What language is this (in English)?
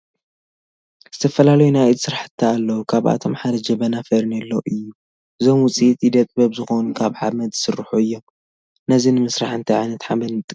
Tigrinya